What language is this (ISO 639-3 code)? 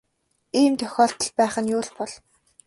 mon